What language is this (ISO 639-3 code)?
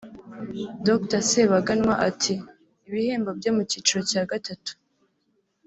kin